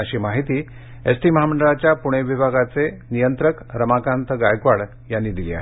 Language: Marathi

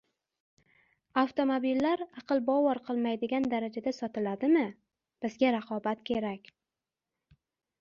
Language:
Uzbek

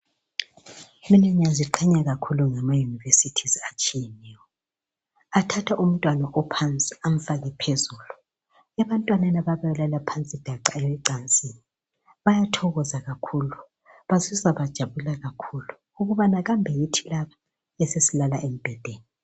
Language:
North Ndebele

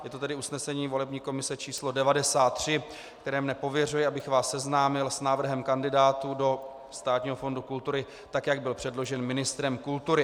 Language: Czech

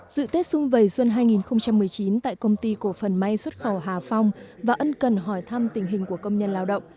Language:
Vietnamese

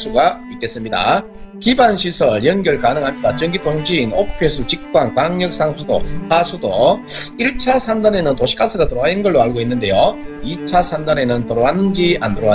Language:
Korean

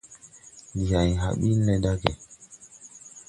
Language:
Tupuri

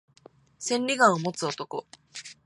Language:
Japanese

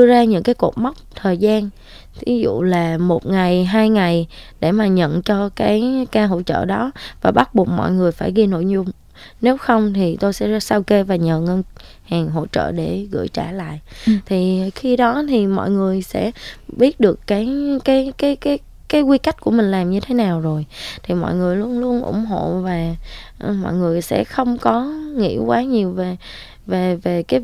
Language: Vietnamese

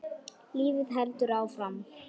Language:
Icelandic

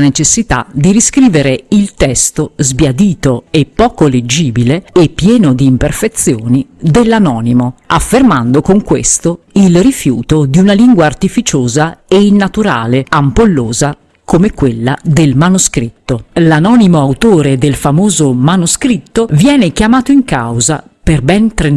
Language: Italian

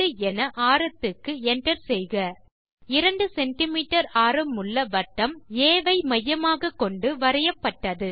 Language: Tamil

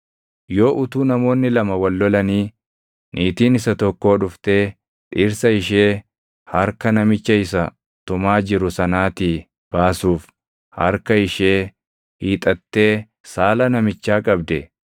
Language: Oromo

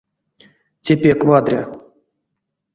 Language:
Erzya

